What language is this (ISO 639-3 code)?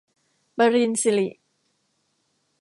tha